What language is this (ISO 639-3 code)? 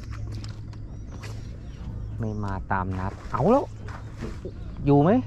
tha